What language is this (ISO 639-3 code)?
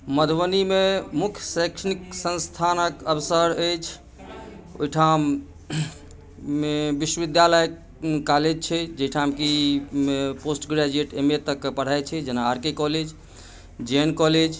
mai